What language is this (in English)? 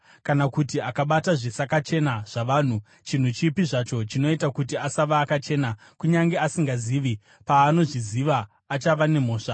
Shona